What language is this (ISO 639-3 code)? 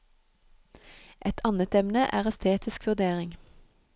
nor